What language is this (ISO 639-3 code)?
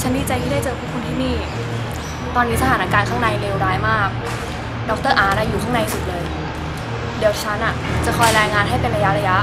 tha